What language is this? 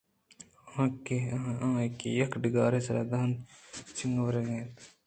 Eastern Balochi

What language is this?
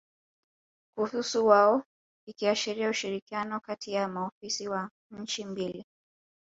Swahili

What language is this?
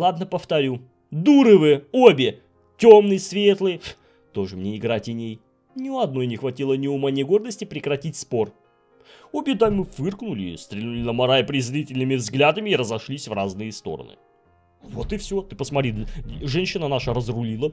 Russian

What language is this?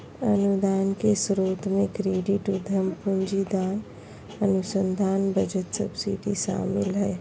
Magahi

